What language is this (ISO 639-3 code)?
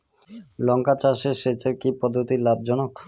ben